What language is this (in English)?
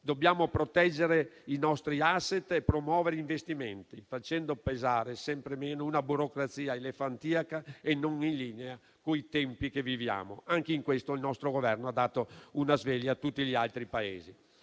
Italian